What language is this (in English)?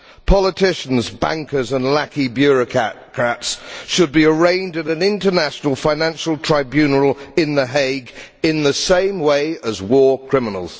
English